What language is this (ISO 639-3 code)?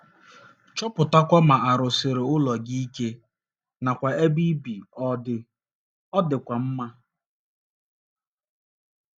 ibo